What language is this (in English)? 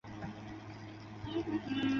Chinese